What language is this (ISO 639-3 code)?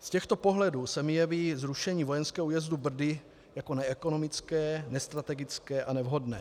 ces